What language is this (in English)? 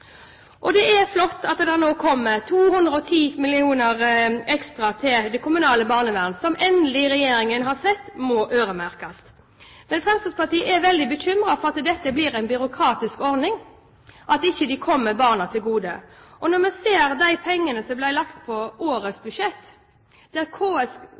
Norwegian Bokmål